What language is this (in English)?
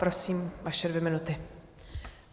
Czech